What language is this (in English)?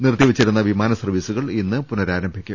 Malayalam